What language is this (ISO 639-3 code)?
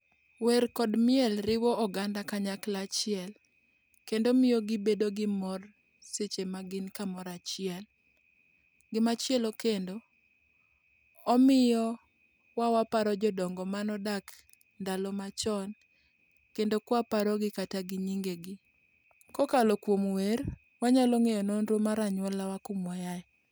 luo